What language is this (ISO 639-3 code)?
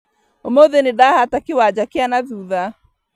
kik